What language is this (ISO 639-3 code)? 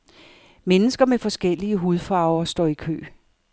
dan